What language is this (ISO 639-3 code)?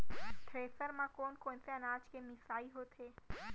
hne